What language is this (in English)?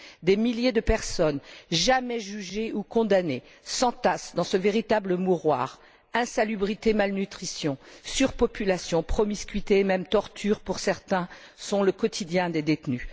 French